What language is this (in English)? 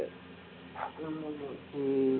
Tamil